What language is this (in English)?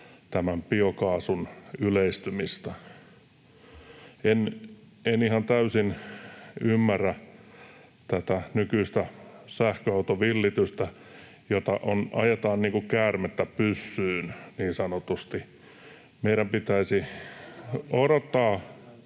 Finnish